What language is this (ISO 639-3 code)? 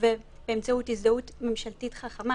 heb